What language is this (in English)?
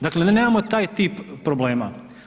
Croatian